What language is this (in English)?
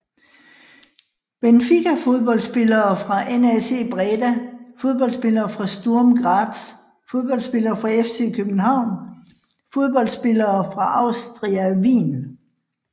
Danish